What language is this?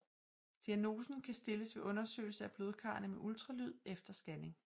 Danish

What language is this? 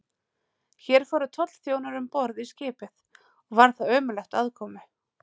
Icelandic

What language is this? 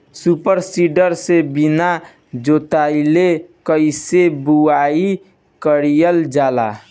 Bhojpuri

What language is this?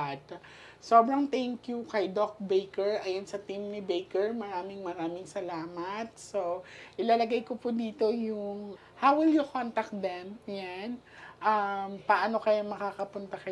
Filipino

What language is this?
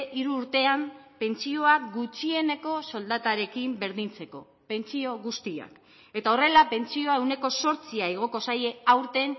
Basque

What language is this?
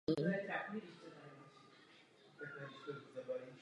Czech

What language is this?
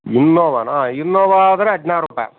Kannada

